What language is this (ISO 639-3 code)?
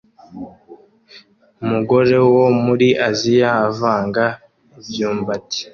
kin